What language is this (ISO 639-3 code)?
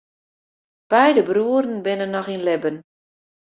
fry